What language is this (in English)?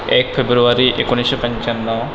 Marathi